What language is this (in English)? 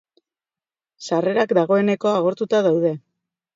Basque